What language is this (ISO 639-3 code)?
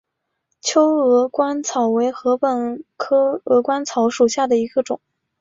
zho